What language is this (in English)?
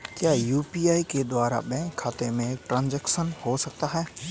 Hindi